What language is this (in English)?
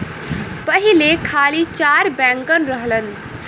Bhojpuri